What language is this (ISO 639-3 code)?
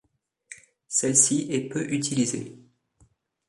fra